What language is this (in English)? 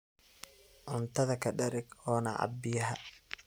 Somali